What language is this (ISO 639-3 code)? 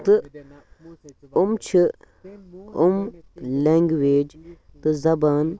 kas